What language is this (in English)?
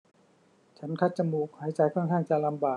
Thai